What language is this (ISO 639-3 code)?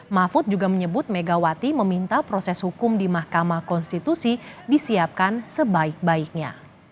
ind